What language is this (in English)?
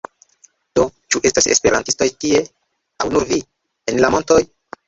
Esperanto